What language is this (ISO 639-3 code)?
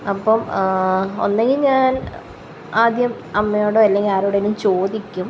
mal